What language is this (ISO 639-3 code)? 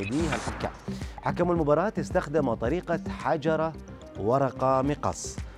ara